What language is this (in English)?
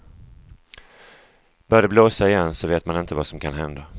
Swedish